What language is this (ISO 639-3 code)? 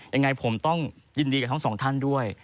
tha